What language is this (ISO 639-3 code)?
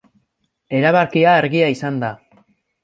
eus